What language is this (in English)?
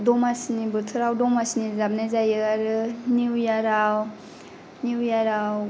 Bodo